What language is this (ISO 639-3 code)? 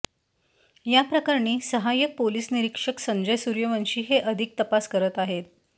mar